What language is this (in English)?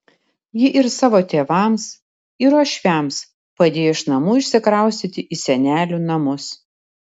Lithuanian